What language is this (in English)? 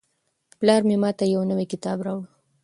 Pashto